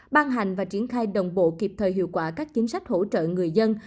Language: Vietnamese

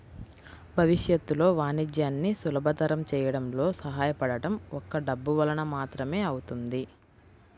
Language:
Telugu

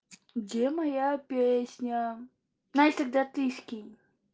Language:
Russian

